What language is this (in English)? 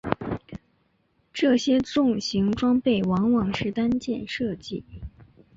Chinese